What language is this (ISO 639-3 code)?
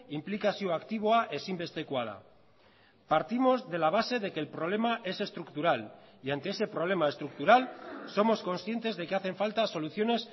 spa